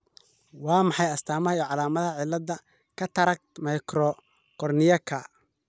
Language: Somali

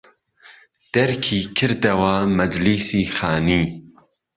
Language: Central Kurdish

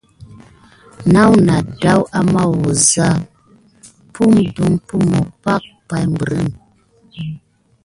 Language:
Gidar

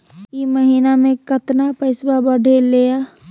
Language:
Magahi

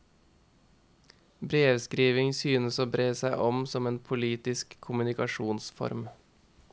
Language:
Norwegian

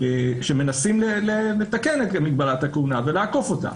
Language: Hebrew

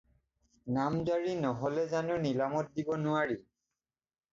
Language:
Assamese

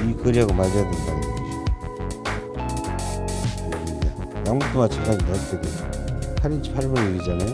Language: Korean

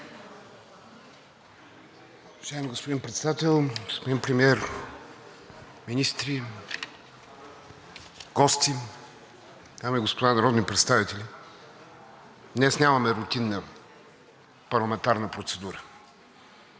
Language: Bulgarian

